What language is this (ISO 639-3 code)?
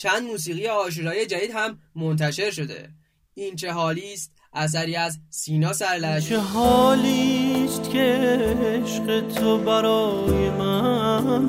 fas